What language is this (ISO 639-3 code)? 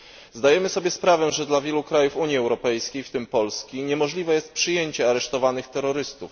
pol